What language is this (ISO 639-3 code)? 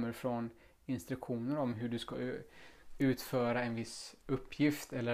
swe